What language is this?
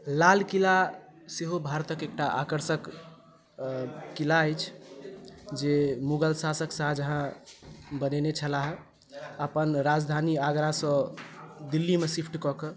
Maithili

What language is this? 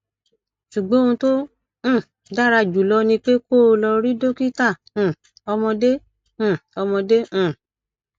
Yoruba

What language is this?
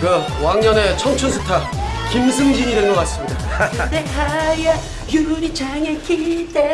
Korean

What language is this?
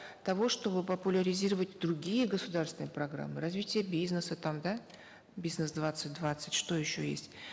Kazakh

